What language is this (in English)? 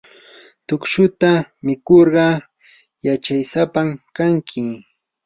Yanahuanca Pasco Quechua